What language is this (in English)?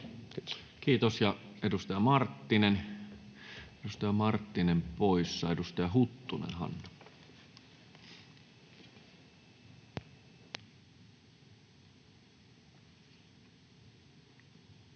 Finnish